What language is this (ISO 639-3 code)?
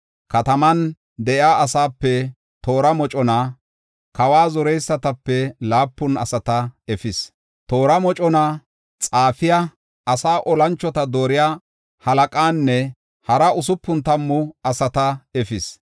gof